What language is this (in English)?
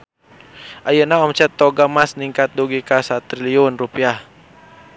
Sundanese